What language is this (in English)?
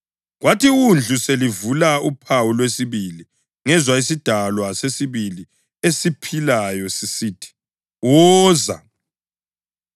North Ndebele